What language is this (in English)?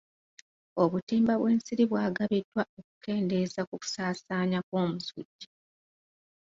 Ganda